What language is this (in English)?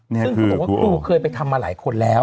Thai